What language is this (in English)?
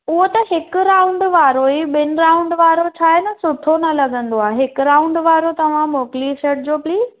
Sindhi